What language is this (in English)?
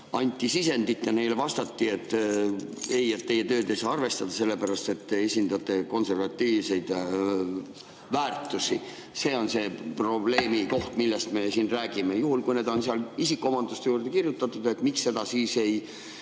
Estonian